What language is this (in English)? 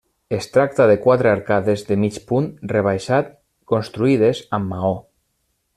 Catalan